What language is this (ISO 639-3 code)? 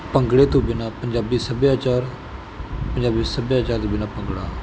pan